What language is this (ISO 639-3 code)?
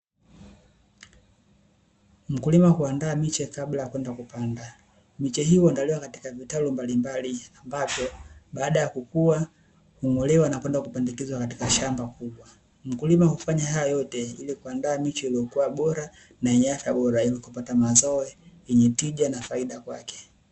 swa